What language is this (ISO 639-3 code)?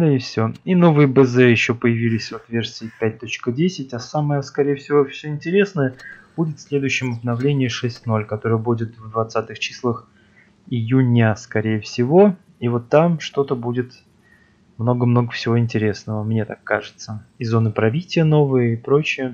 rus